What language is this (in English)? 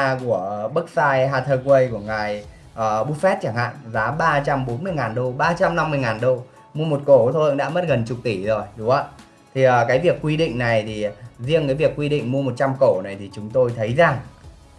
Vietnamese